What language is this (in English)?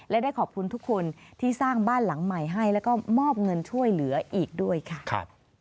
Thai